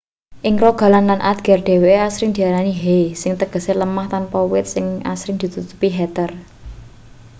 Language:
Javanese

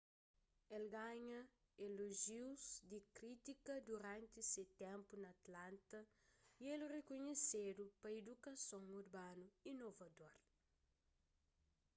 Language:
Kabuverdianu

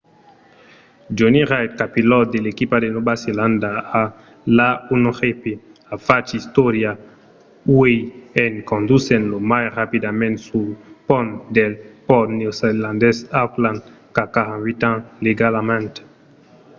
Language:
Occitan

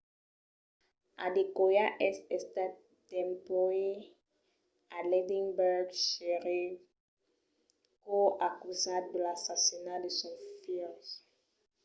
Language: Occitan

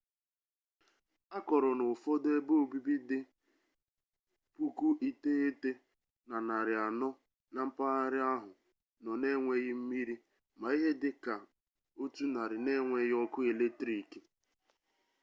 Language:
Igbo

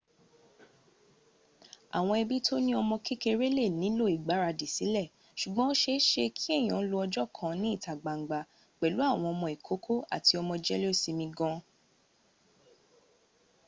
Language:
Yoruba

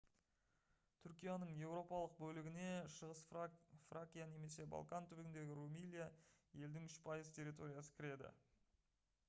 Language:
Kazakh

